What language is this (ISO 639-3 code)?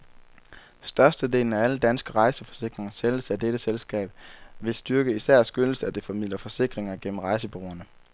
dan